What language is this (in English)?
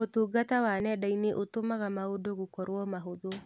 Kikuyu